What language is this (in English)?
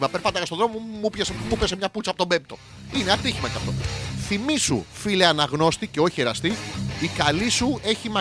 Greek